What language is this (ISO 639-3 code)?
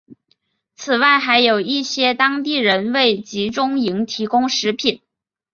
zho